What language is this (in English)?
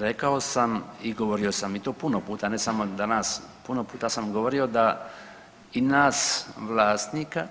Croatian